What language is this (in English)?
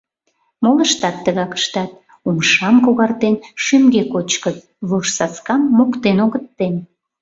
Mari